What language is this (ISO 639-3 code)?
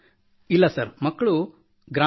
kan